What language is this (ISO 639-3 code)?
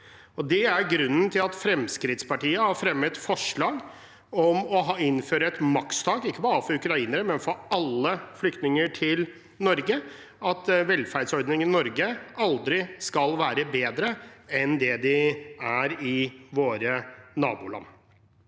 nor